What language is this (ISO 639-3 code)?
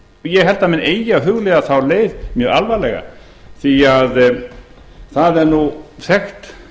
isl